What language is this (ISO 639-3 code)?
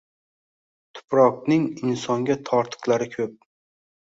uzb